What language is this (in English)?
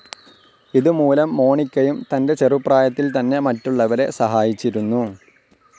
Malayalam